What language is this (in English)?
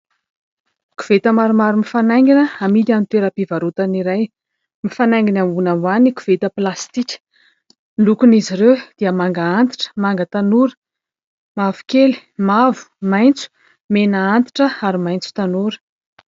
Malagasy